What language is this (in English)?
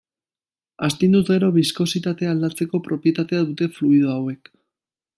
Basque